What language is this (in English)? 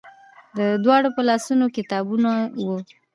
Pashto